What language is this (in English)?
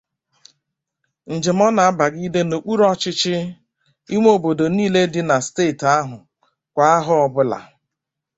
Igbo